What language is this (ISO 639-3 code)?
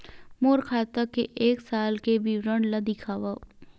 hne